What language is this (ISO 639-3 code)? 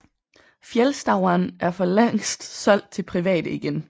dan